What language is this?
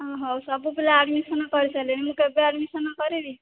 Odia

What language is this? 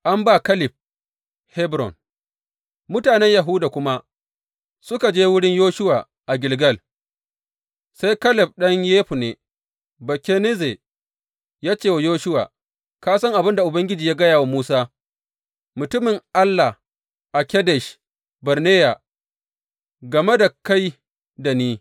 Hausa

